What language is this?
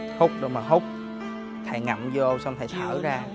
Vietnamese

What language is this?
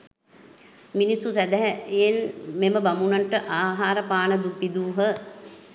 Sinhala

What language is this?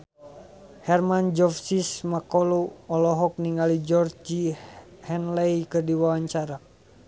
Sundanese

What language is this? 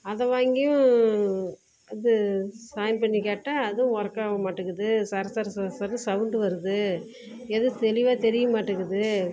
Tamil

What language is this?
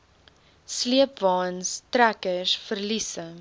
Afrikaans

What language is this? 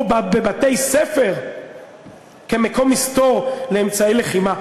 Hebrew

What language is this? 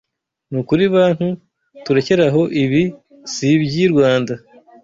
Kinyarwanda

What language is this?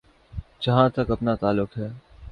Urdu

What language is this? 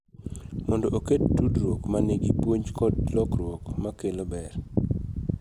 Luo (Kenya and Tanzania)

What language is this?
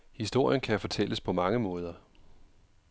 Danish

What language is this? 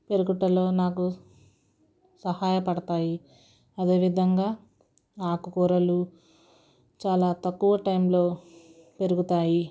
Telugu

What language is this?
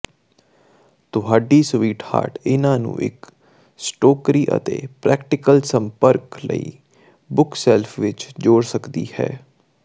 Punjabi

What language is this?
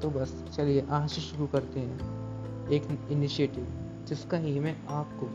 Hindi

